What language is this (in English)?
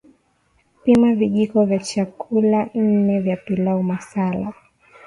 Swahili